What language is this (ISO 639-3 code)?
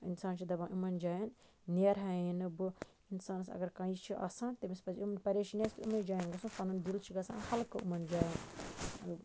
kas